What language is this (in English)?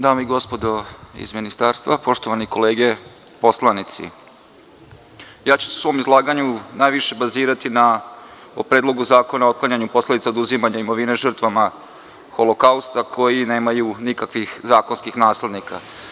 Serbian